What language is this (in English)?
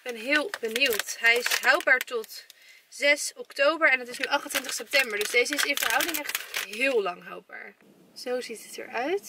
Dutch